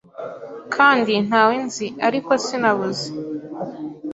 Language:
Kinyarwanda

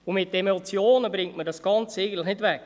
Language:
Swiss German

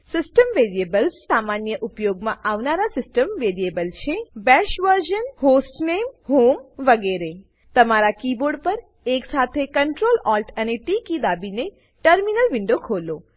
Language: Gujarati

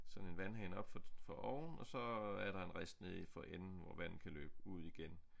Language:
Danish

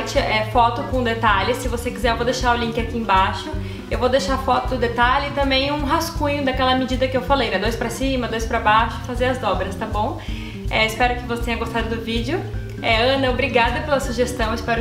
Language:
Portuguese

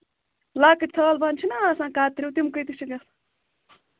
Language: Kashmiri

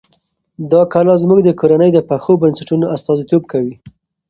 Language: Pashto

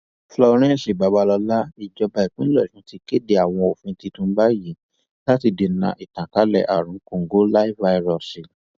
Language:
Yoruba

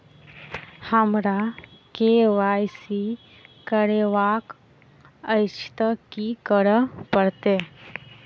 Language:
Maithili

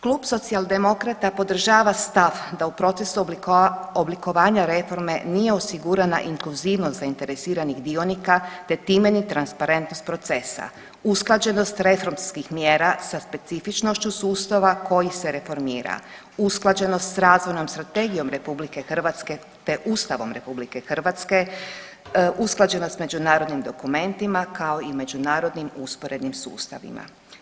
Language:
Croatian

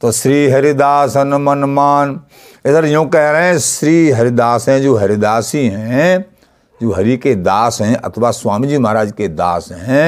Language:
Hindi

